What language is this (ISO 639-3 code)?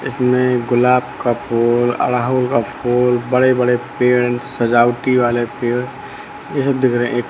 hin